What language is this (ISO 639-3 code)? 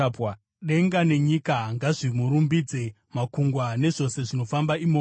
sna